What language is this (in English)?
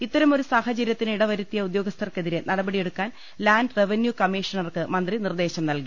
Malayalam